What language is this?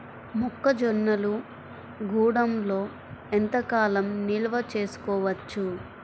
Telugu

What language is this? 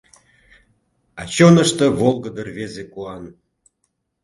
Mari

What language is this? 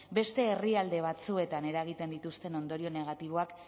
Basque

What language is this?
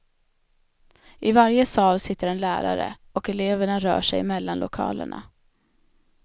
Swedish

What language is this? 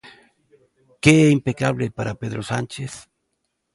Galician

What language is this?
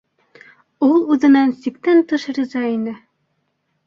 Bashkir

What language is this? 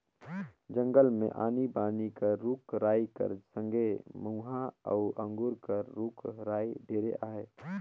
Chhattisgarhi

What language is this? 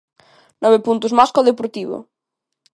Galician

